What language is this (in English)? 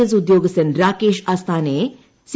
Malayalam